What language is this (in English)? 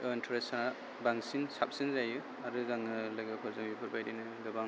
Bodo